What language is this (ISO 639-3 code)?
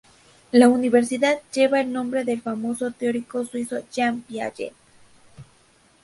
spa